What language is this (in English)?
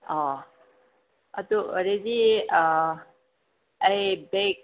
Manipuri